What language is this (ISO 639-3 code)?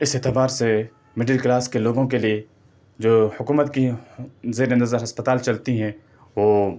urd